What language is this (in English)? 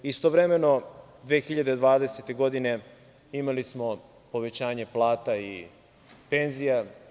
Serbian